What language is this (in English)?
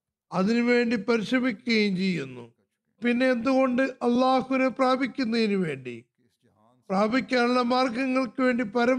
Malayalam